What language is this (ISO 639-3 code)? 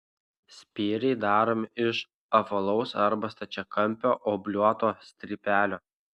lit